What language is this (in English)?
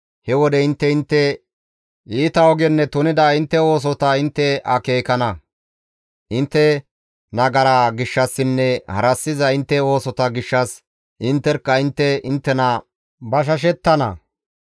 Gamo